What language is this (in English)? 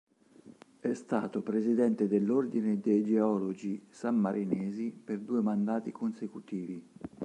Italian